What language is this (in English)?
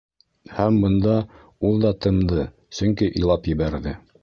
Bashkir